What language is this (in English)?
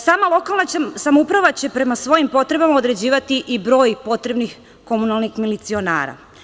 Serbian